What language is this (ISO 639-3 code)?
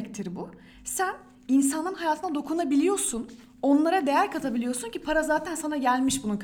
tur